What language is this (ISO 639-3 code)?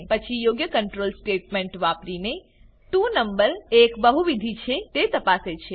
guj